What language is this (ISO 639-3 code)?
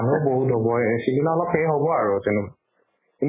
asm